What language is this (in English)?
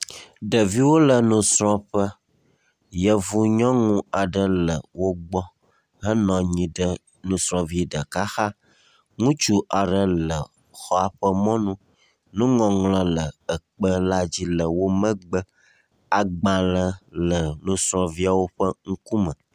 Ewe